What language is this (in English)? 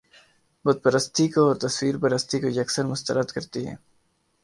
Urdu